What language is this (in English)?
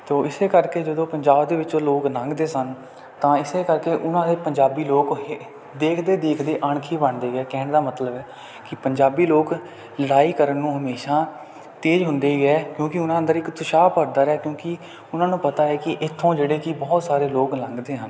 Punjabi